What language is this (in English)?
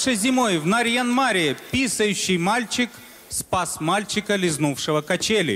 Russian